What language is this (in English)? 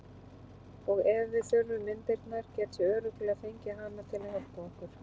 Icelandic